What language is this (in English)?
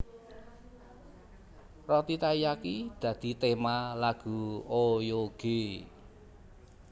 Javanese